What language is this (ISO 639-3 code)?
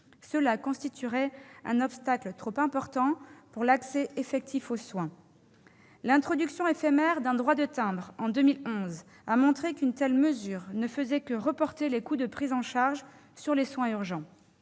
fra